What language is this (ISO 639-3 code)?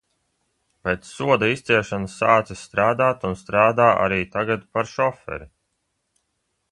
lav